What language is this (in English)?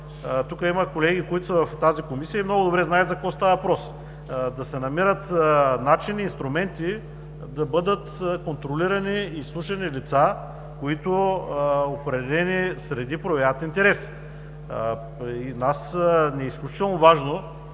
Bulgarian